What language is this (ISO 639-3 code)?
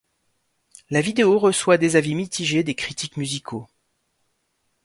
fra